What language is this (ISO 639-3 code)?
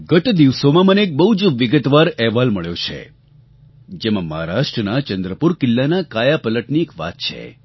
guj